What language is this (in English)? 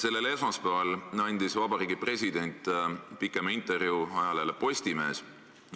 Estonian